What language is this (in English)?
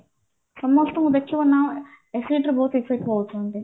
Odia